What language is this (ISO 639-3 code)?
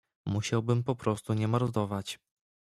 pol